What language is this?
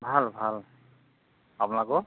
Assamese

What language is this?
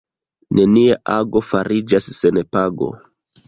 Esperanto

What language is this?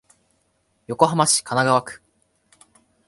Japanese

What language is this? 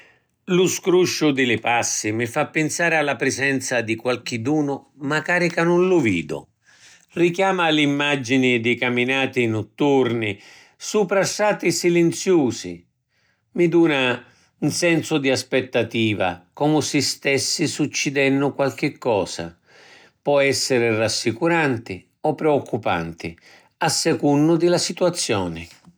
Sicilian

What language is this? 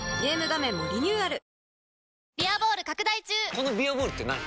Japanese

